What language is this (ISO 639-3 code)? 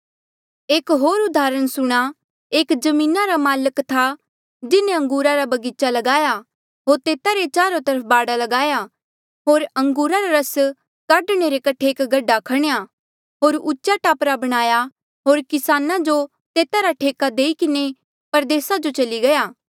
mjl